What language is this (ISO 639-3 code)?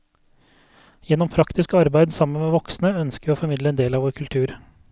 nor